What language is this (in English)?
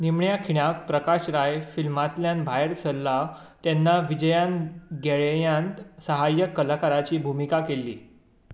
Konkani